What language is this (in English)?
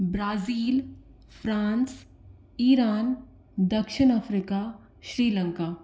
Hindi